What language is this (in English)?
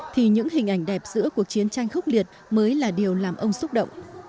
Vietnamese